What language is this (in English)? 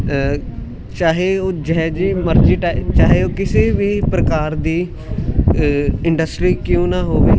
Punjabi